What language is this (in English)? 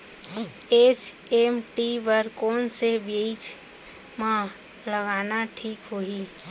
Chhattisgarhi